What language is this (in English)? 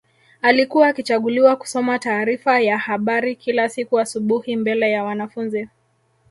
Swahili